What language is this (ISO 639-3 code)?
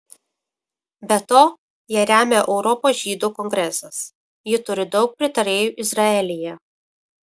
lit